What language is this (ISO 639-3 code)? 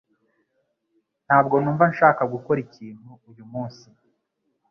kin